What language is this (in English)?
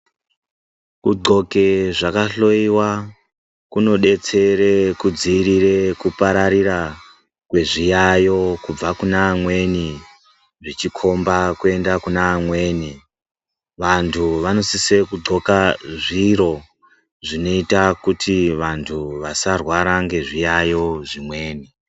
Ndau